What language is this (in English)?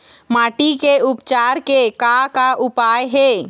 Chhattisgarhi